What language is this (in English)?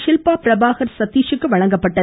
Tamil